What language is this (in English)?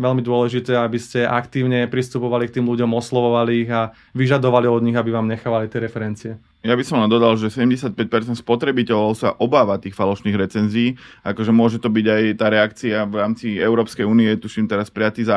Slovak